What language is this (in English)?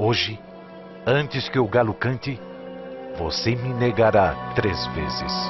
Portuguese